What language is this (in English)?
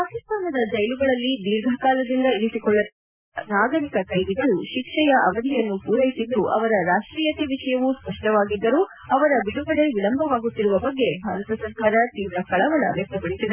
Kannada